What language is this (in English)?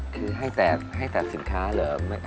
Thai